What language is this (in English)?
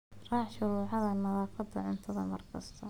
Somali